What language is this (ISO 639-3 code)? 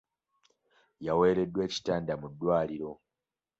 lug